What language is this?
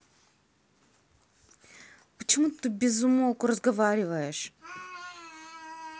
Russian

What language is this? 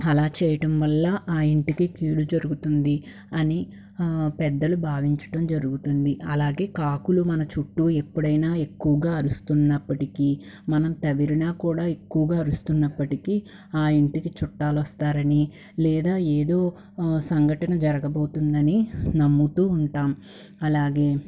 Telugu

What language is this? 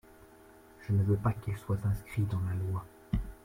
French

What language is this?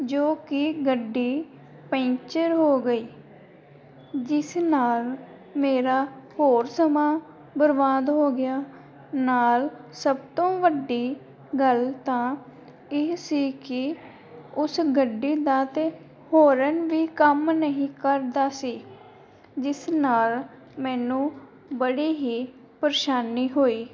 Punjabi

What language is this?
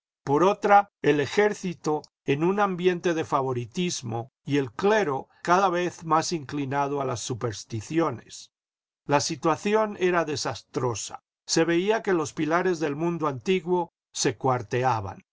Spanish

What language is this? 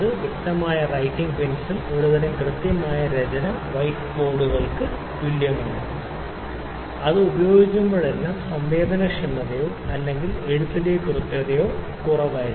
Malayalam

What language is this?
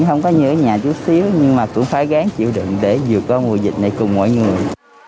Vietnamese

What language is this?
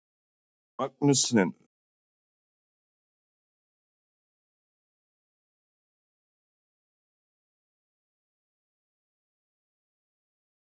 Icelandic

